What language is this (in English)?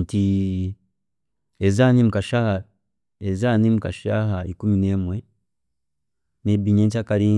Chiga